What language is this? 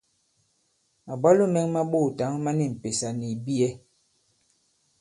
Bankon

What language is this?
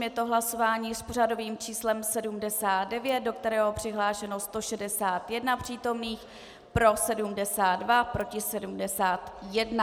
Czech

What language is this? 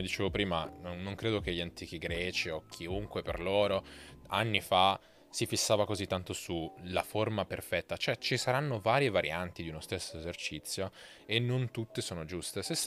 Italian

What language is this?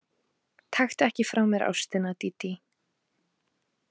Icelandic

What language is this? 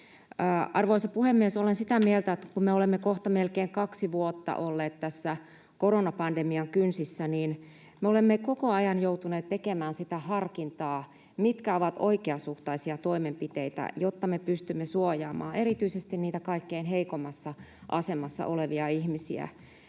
Finnish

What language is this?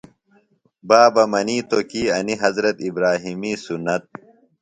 Phalura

